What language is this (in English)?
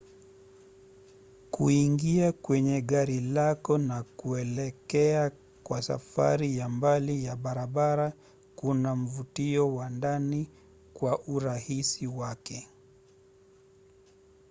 Swahili